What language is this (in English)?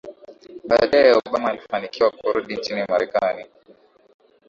Swahili